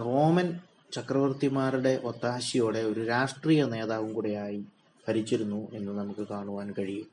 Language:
Malayalam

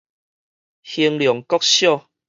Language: Min Nan Chinese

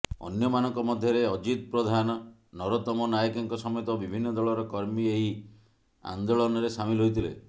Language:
Odia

